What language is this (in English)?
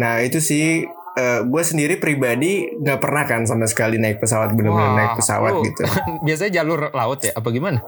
Indonesian